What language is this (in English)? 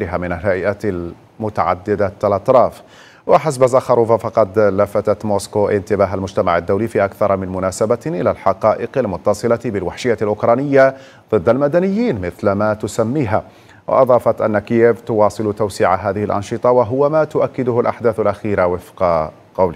Arabic